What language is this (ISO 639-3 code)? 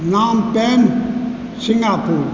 mai